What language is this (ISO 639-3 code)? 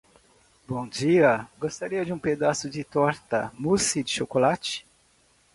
por